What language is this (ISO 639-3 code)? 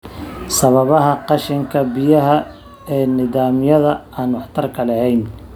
som